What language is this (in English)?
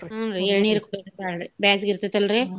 Kannada